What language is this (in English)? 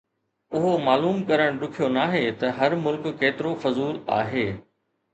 Sindhi